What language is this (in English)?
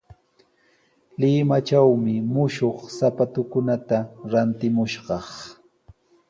Sihuas Ancash Quechua